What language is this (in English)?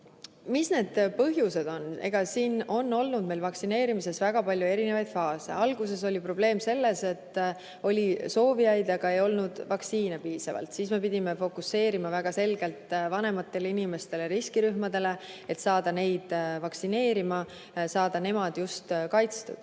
Estonian